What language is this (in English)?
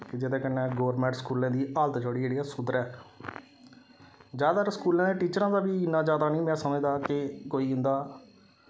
Dogri